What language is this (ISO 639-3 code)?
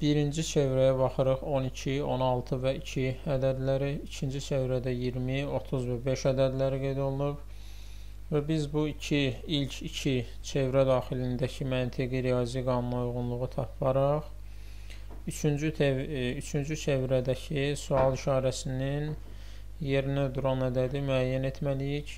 tur